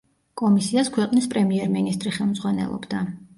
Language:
Georgian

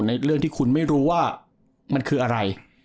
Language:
Thai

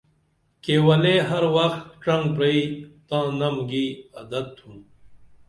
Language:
Dameli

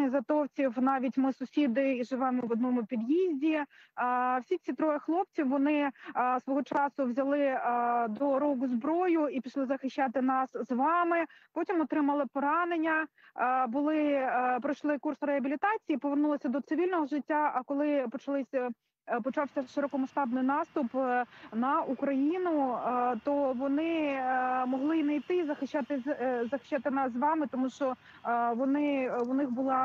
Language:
Ukrainian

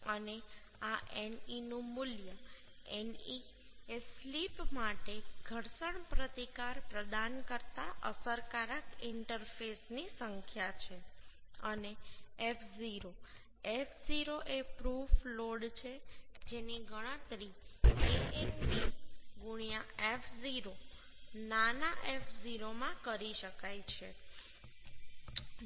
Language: Gujarati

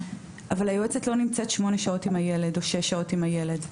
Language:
Hebrew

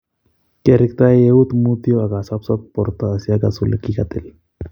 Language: Kalenjin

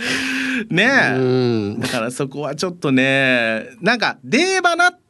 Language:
Japanese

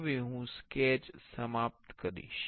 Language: Gujarati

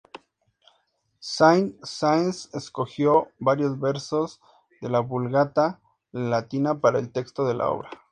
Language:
Spanish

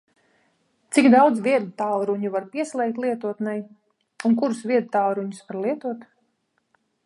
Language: Latvian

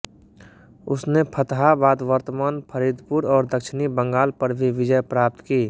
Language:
Hindi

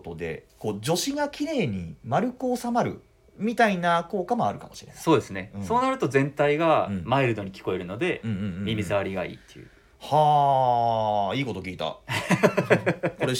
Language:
Japanese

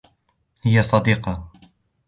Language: Arabic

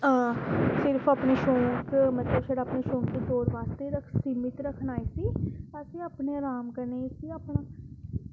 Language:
Dogri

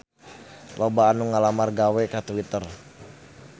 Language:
Sundanese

